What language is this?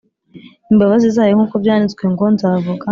Kinyarwanda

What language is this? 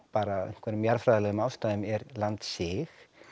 Icelandic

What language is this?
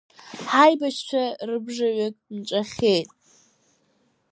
Abkhazian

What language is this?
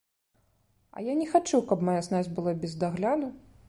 Belarusian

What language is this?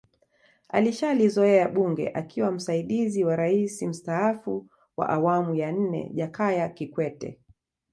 Swahili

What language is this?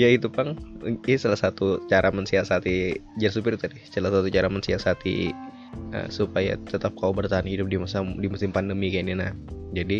Indonesian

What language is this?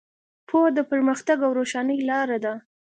Pashto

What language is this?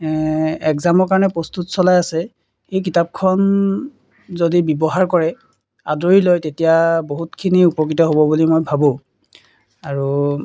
Assamese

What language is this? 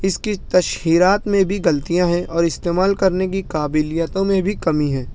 Urdu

